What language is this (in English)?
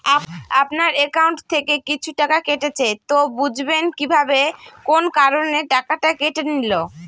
Bangla